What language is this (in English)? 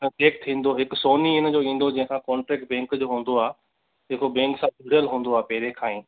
Sindhi